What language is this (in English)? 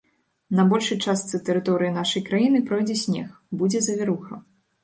Belarusian